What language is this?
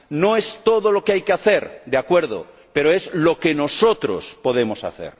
Spanish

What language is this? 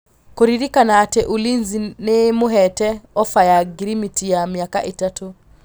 Kikuyu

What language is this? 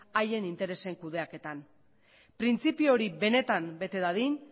Basque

